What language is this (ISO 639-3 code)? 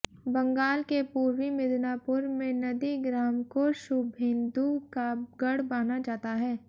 hin